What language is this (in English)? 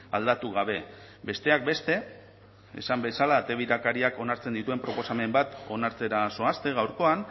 Basque